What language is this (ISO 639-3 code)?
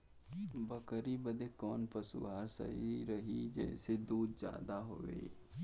bho